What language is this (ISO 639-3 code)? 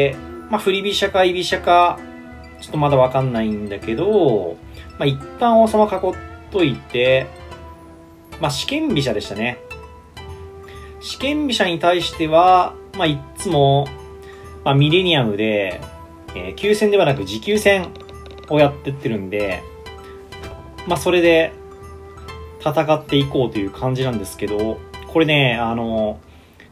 jpn